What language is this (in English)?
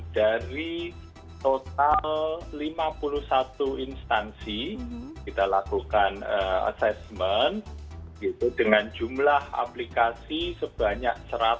Indonesian